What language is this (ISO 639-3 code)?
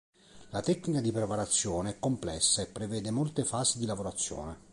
ita